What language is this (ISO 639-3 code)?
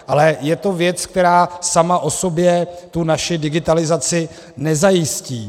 ces